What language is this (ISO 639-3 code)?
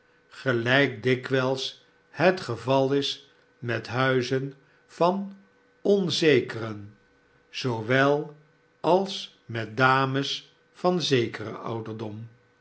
nld